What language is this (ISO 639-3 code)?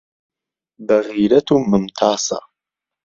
ckb